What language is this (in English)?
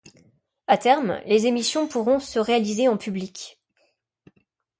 French